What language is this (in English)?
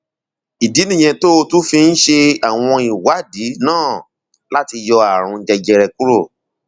Yoruba